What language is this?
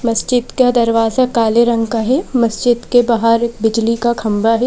Hindi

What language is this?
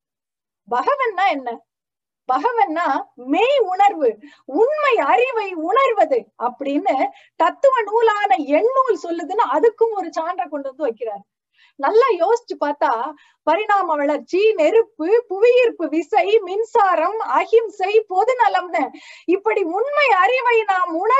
Tamil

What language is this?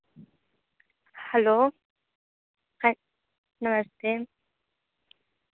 Dogri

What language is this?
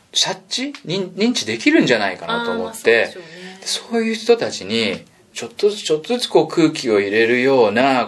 Japanese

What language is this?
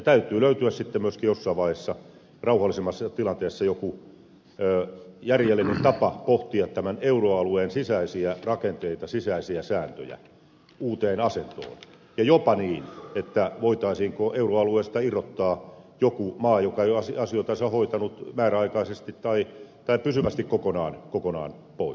Finnish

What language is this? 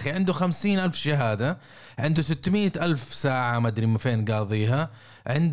Arabic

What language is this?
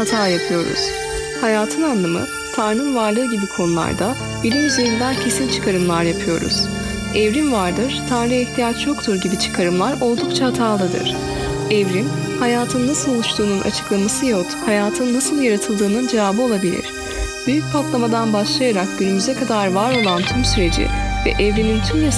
Turkish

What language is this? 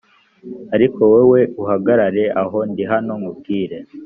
Kinyarwanda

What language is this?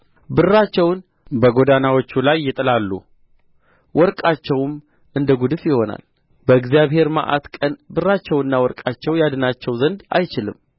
Amharic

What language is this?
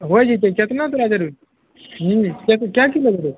Maithili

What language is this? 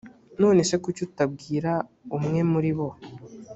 Kinyarwanda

